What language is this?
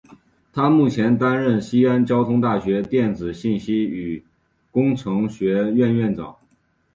Chinese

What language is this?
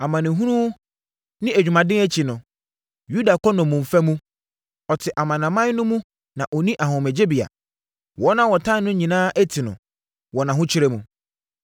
Akan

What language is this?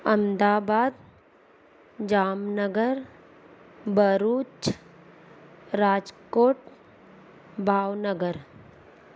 Sindhi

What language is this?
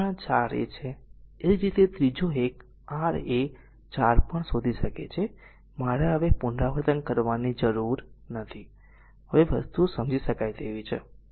Gujarati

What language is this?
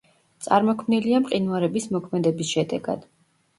Georgian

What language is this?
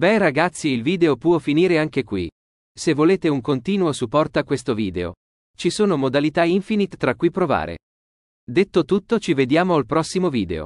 Italian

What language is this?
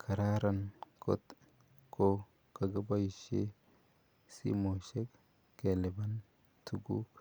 Kalenjin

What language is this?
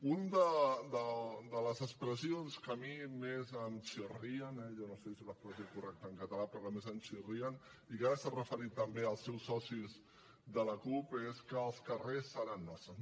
Catalan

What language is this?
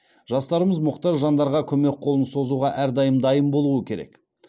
Kazakh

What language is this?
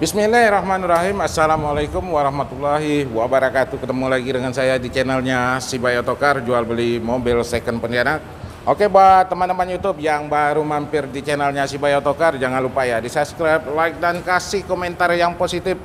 Indonesian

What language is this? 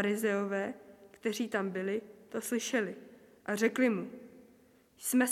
Czech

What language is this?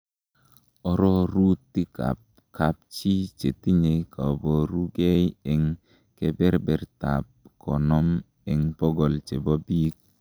Kalenjin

